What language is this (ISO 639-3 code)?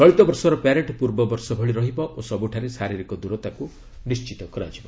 ori